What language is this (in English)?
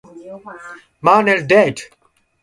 Japanese